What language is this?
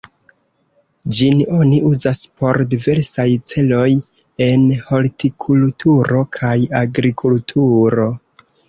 Esperanto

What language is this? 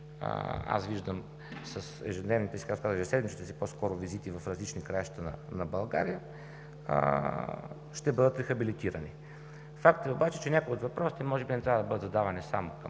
Bulgarian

